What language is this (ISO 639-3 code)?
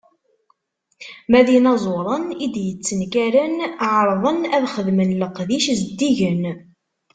kab